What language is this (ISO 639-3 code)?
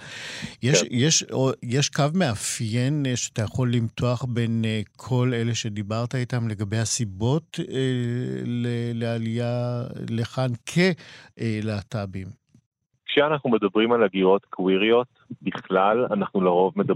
heb